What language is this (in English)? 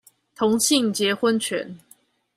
Chinese